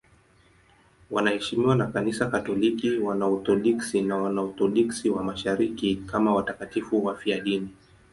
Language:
Swahili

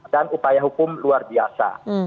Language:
Indonesian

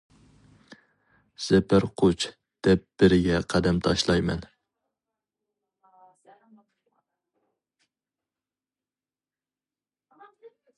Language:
Uyghur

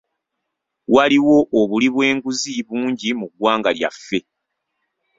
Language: Ganda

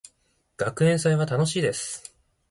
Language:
Japanese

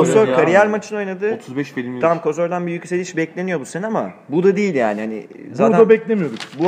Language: Turkish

